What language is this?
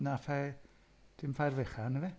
Welsh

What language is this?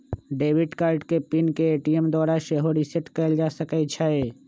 Magahi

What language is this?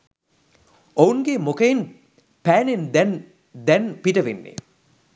Sinhala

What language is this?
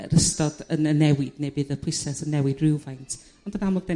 Welsh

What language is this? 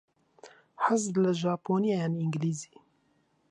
Central Kurdish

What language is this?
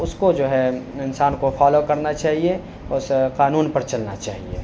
Urdu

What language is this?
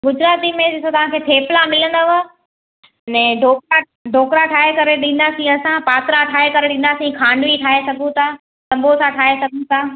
Sindhi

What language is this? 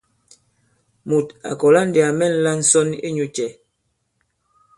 Bankon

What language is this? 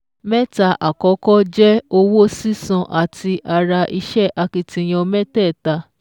Yoruba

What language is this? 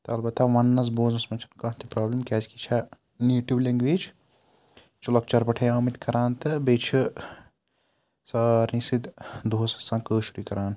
Kashmiri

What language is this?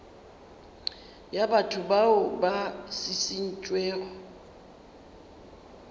Northern Sotho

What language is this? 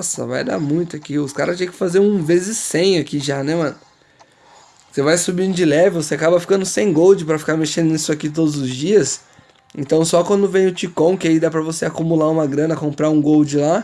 Portuguese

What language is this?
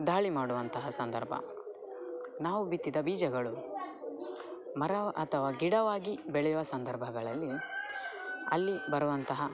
Kannada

